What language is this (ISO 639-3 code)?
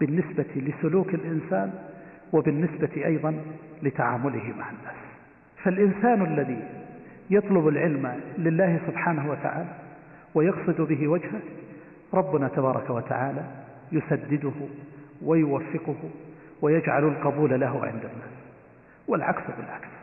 ara